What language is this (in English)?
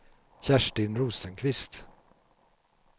Swedish